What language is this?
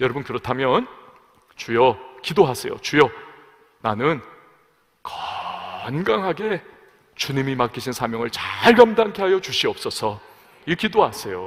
Korean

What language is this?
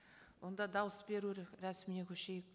Kazakh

